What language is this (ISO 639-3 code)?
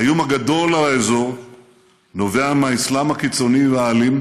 heb